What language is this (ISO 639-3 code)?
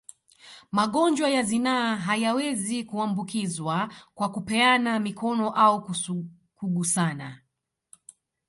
swa